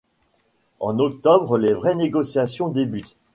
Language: French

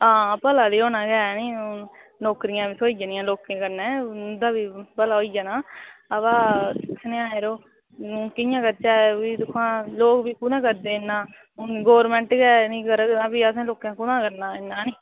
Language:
Dogri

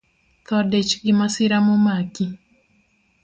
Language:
Luo (Kenya and Tanzania)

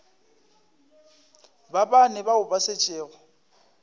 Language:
Northern Sotho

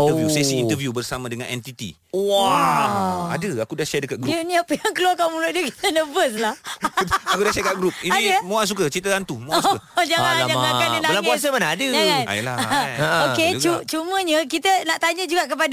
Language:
Malay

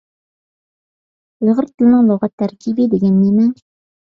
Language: Uyghur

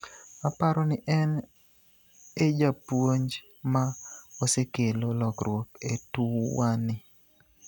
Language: Luo (Kenya and Tanzania)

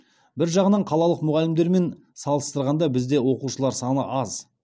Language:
Kazakh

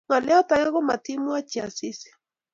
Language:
Kalenjin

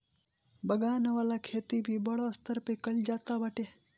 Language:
Bhojpuri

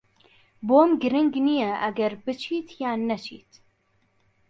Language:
Central Kurdish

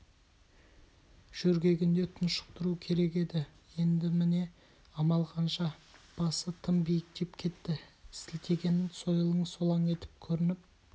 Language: Kazakh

